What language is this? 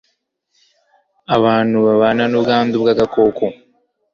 Kinyarwanda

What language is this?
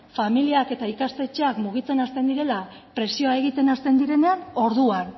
Basque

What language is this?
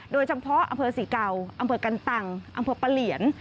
Thai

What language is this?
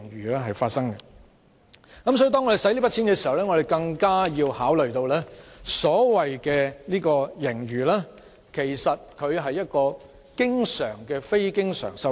Cantonese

